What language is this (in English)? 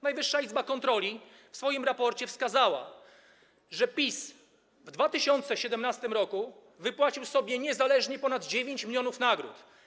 Polish